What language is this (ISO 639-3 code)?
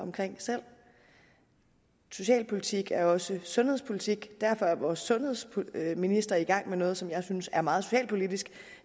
dan